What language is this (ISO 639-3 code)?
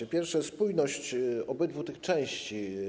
pol